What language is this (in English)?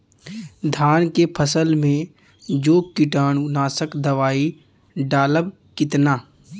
Bhojpuri